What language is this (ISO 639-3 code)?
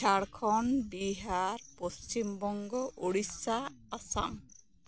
sat